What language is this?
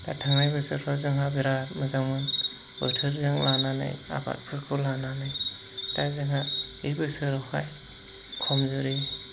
Bodo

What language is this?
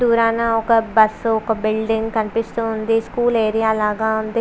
Telugu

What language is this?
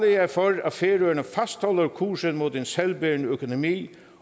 Danish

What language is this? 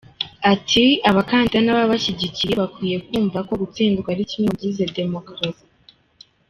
Kinyarwanda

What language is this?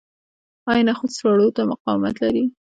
Pashto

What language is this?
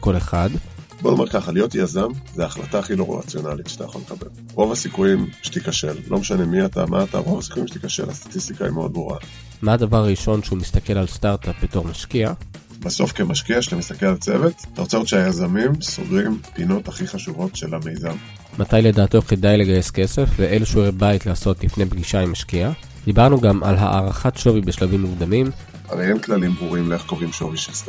Hebrew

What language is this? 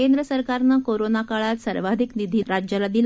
Marathi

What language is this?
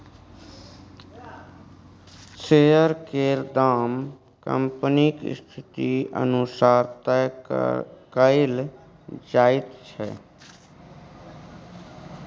Maithili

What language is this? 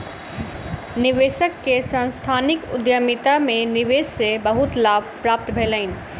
Maithili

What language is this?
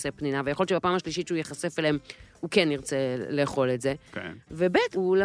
Hebrew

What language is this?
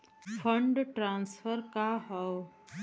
Bhojpuri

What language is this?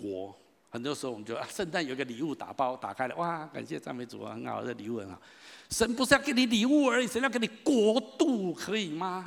Chinese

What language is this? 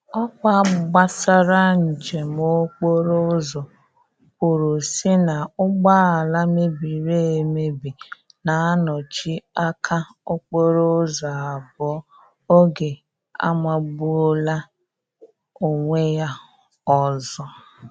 Igbo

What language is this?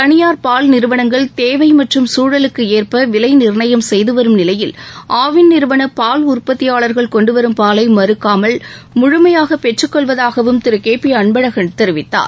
Tamil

